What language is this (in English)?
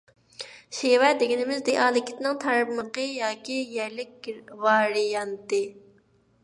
Uyghur